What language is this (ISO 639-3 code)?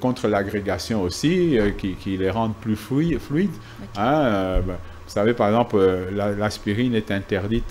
fra